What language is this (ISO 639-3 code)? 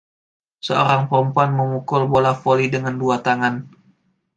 ind